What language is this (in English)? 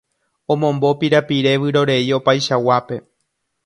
Guarani